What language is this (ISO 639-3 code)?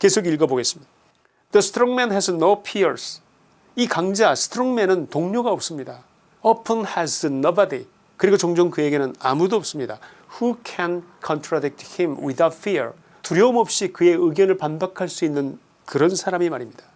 kor